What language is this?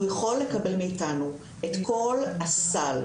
Hebrew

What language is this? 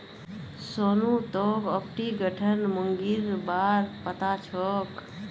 Magahi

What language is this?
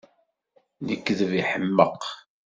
Kabyle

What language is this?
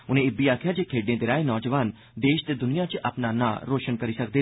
Dogri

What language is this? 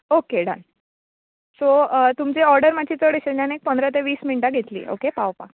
Konkani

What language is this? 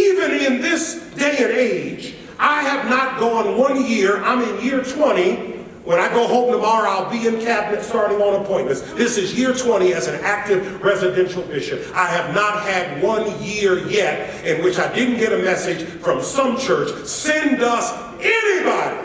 English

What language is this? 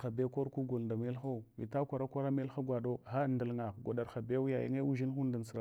Hwana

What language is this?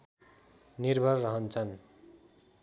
Nepali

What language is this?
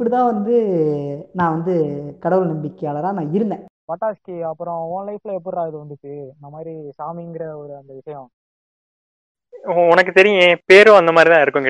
Tamil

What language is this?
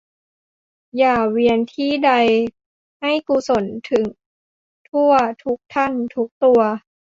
Thai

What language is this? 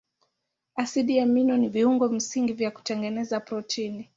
Swahili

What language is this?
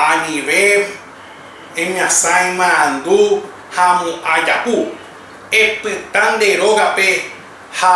Guarani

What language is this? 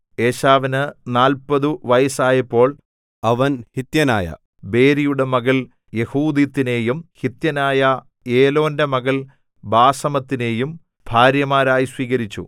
Malayalam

